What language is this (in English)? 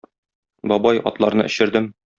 Tatar